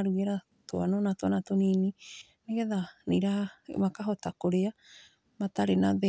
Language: Kikuyu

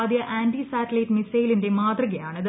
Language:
Malayalam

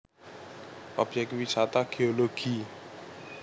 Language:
Javanese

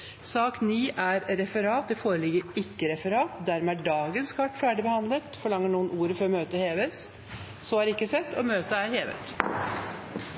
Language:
Norwegian Bokmål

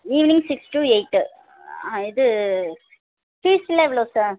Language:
Tamil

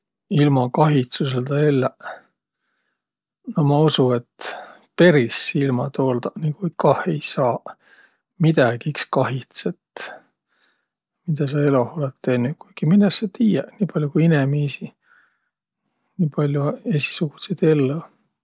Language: Võro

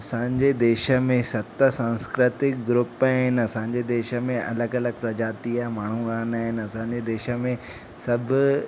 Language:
Sindhi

